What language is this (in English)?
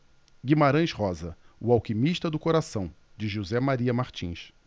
Portuguese